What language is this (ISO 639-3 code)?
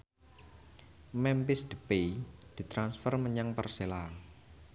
jav